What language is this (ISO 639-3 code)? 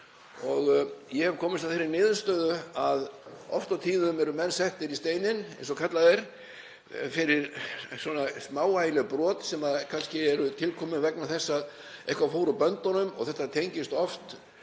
isl